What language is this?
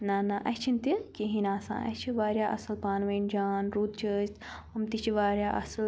Kashmiri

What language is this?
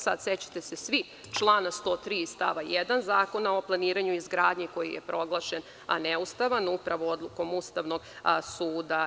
Serbian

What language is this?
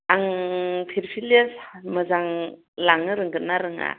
Bodo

